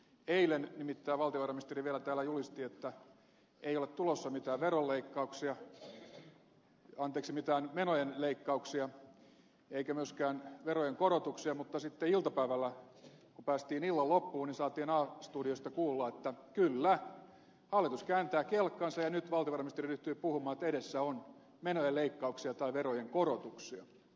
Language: Finnish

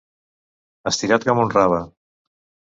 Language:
Catalan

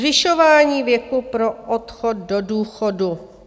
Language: Czech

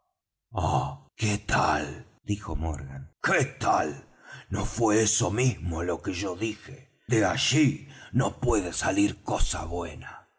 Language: Spanish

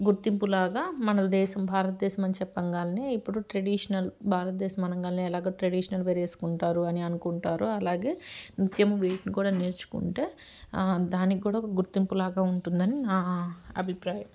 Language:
Telugu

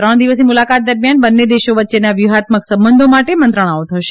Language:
Gujarati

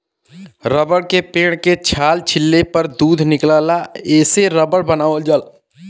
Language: Bhojpuri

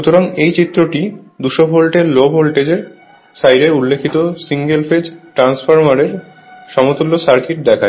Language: Bangla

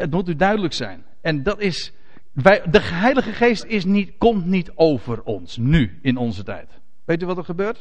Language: Dutch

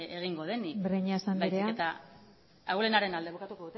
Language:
Basque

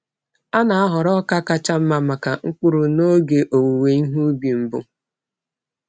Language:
Igbo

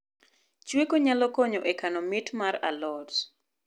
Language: Luo (Kenya and Tanzania)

